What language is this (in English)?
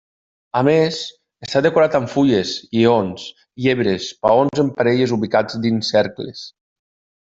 Catalan